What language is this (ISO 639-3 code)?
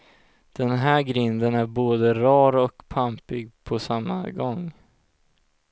swe